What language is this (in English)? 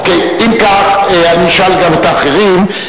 Hebrew